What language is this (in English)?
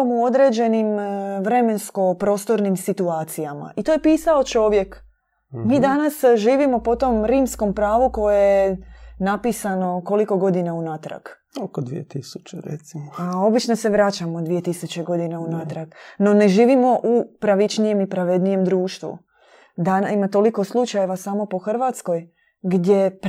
Croatian